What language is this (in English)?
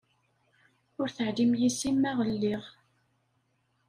Kabyle